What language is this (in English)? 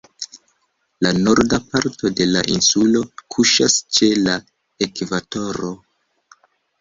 Esperanto